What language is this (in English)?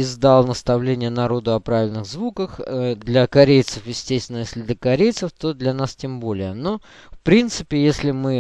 Russian